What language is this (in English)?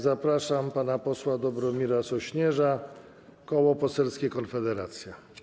Polish